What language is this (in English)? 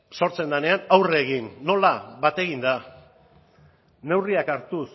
Basque